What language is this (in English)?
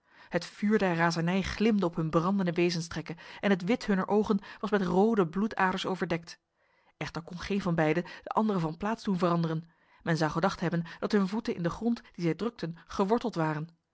Dutch